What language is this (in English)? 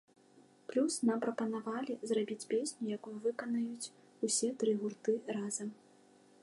Belarusian